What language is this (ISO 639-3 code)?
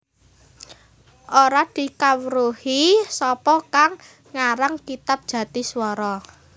jav